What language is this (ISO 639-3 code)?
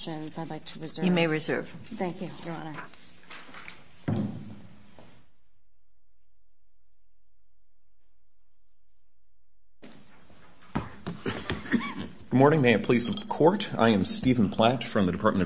eng